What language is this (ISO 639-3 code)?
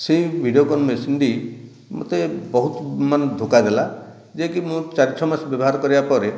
ori